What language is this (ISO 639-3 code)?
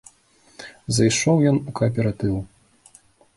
bel